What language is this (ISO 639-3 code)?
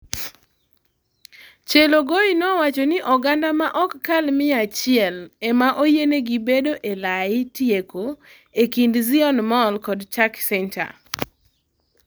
luo